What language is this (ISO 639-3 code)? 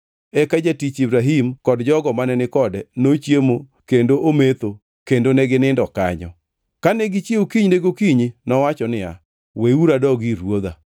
luo